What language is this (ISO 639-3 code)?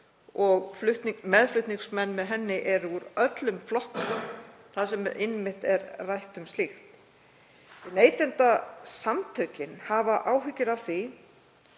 isl